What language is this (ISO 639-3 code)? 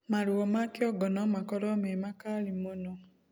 kik